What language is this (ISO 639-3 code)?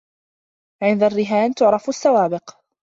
ara